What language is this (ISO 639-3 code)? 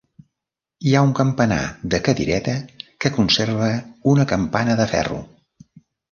cat